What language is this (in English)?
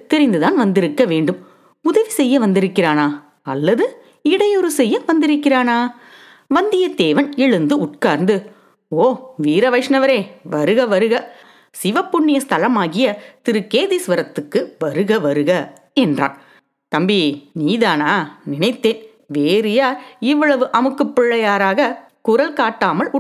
Tamil